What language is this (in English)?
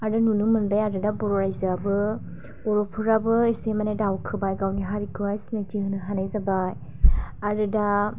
Bodo